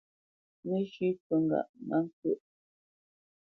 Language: Bamenyam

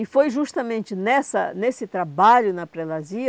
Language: Portuguese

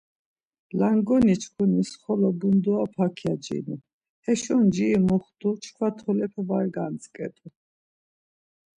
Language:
Laz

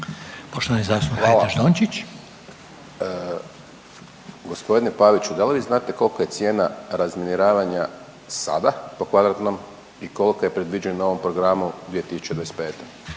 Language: Croatian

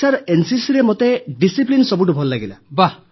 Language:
Odia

